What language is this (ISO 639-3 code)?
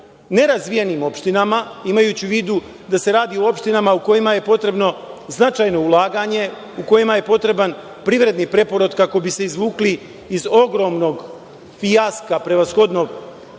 srp